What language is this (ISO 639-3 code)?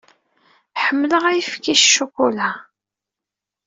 kab